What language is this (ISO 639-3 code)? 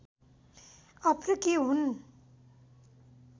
nep